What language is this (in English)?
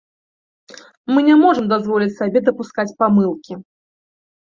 Belarusian